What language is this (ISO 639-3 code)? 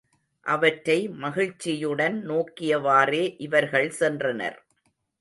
tam